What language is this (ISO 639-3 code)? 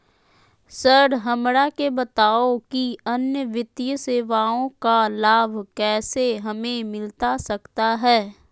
mag